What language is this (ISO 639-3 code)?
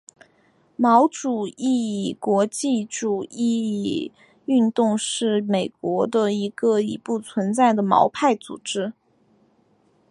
zho